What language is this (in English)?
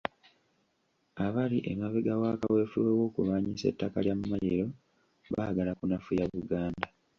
Ganda